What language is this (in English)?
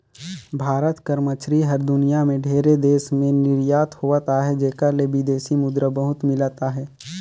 Chhattisgarhi